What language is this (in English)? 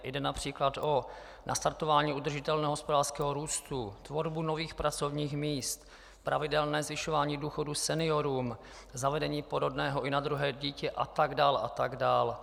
Czech